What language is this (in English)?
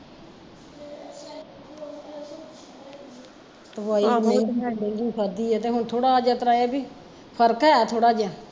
Punjabi